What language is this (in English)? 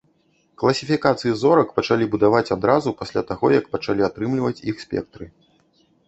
Belarusian